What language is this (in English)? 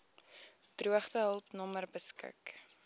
Afrikaans